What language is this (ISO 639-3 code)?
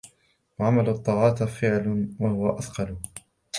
ara